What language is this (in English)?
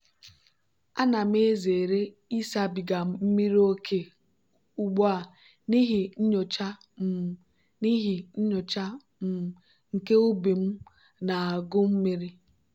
Igbo